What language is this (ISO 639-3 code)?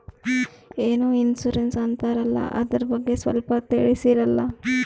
kan